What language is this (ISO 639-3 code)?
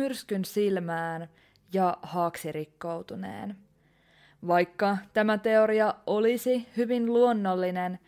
fin